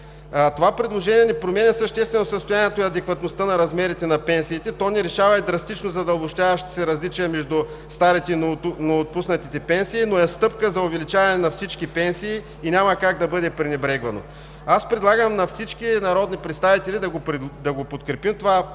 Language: Bulgarian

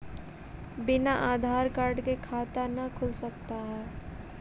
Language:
Magahi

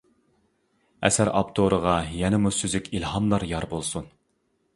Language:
Uyghur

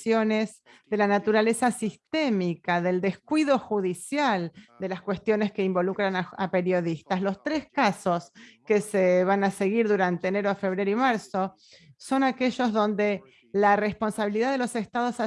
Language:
Spanish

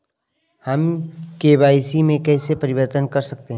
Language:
Hindi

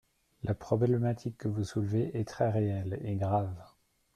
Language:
French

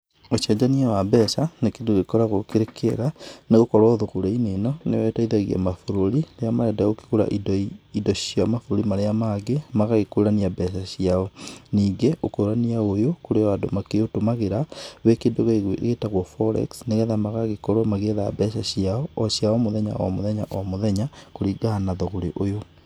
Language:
Kikuyu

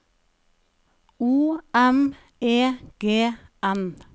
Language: Norwegian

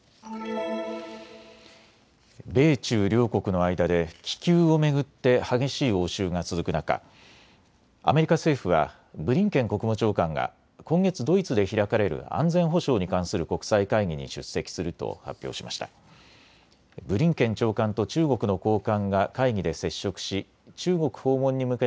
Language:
Japanese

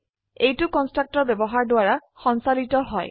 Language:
Assamese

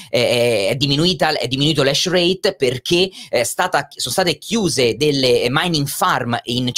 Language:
Italian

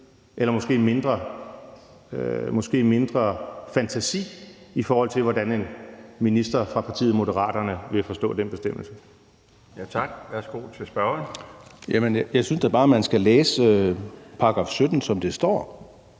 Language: Danish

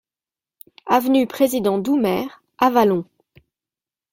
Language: French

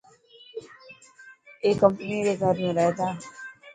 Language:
Dhatki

